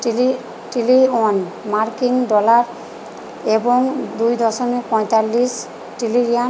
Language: Bangla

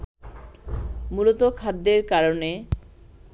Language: Bangla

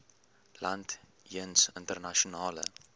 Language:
Afrikaans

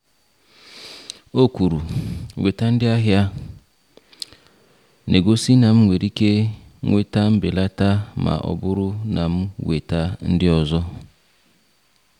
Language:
Igbo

